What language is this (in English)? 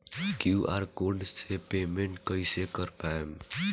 Bhojpuri